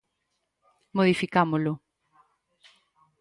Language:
Galician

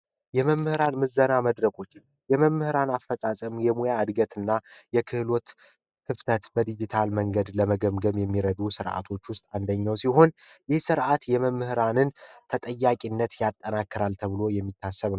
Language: Amharic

